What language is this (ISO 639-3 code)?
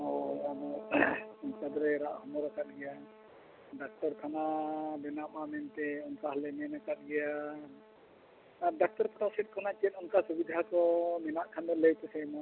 sat